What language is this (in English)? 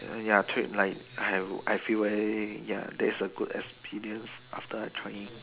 English